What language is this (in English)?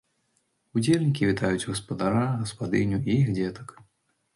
Belarusian